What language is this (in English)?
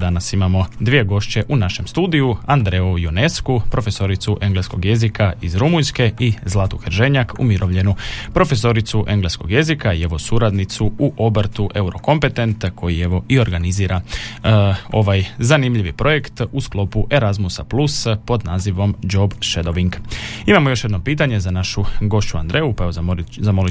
Croatian